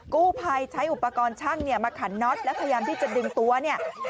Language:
Thai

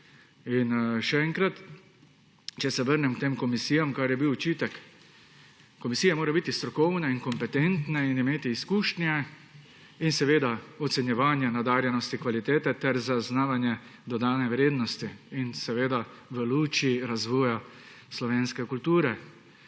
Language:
Slovenian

